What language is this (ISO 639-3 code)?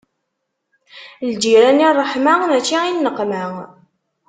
kab